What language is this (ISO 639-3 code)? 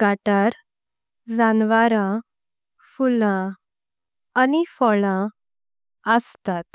kok